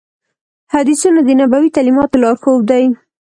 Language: Pashto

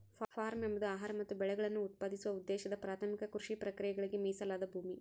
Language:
Kannada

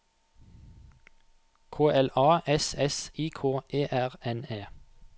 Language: Norwegian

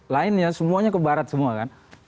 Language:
Indonesian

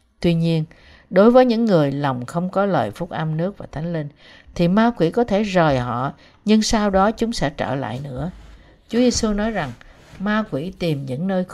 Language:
Vietnamese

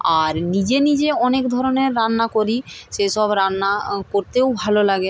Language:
Bangla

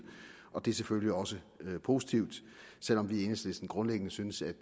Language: Danish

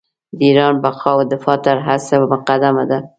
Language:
Pashto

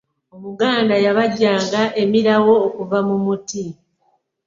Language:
Ganda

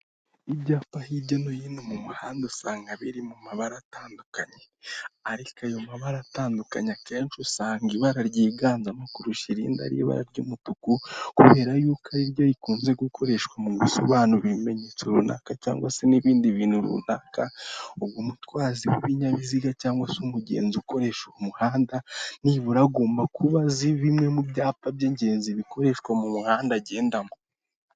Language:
Kinyarwanda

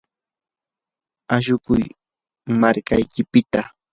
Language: Yanahuanca Pasco Quechua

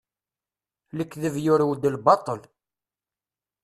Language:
Kabyle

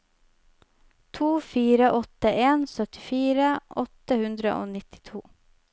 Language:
Norwegian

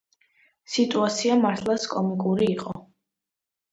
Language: Georgian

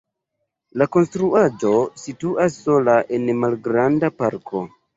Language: Esperanto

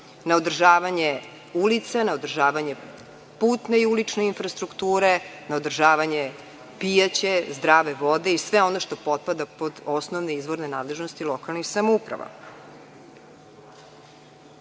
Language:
Serbian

